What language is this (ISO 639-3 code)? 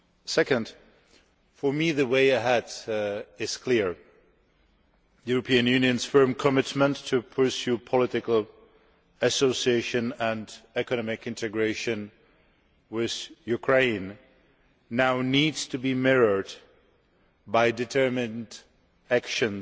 eng